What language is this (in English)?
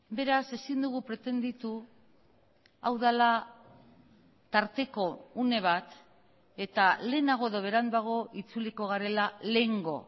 Basque